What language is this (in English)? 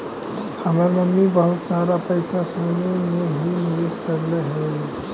Magahi